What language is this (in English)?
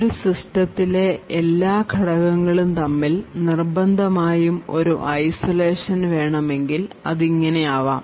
Malayalam